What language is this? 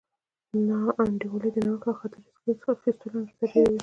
Pashto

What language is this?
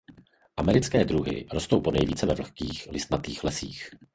Czech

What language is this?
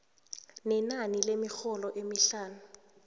South Ndebele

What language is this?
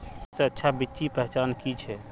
Magahi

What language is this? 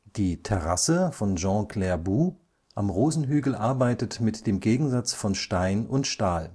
German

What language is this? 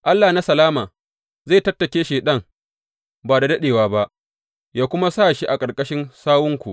Hausa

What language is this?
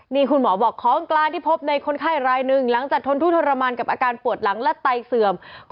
Thai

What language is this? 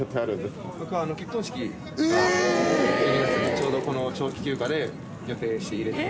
Japanese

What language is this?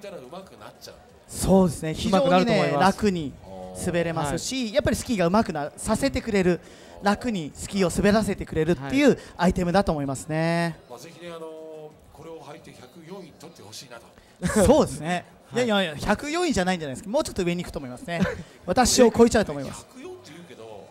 Japanese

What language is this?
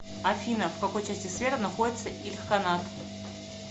Russian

